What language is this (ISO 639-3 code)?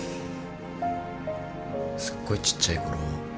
jpn